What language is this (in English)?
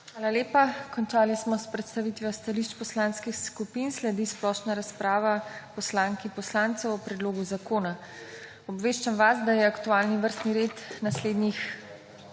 Slovenian